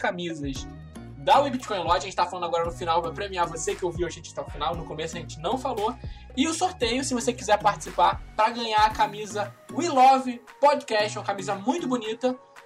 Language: Portuguese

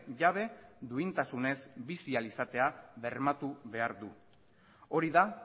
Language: Basque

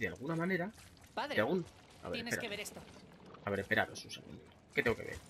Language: Spanish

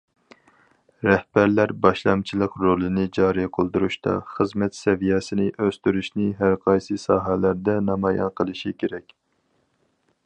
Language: Uyghur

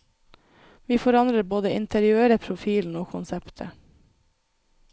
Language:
Norwegian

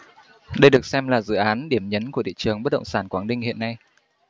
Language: Vietnamese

